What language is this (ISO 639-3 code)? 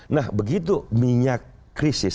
ind